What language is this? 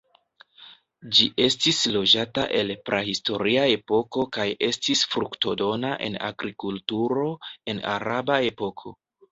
Esperanto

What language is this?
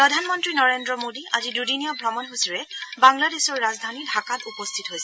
Assamese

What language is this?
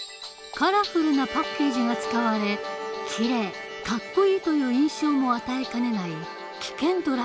Japanese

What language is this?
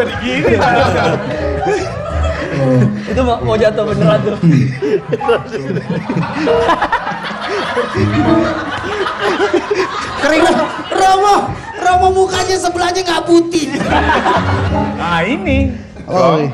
Indonesian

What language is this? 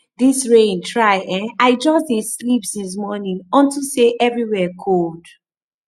Nigerian Pidgin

